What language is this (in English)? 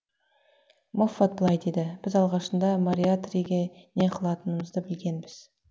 Kazakh